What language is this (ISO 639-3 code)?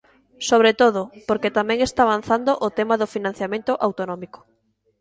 glg